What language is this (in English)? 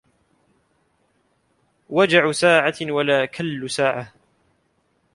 Arabic